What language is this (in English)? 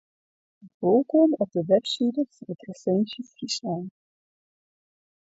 Western Frisian